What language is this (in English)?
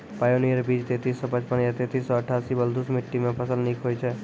Maithili